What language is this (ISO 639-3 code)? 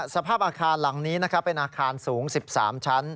tha